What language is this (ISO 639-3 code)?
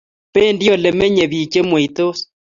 kln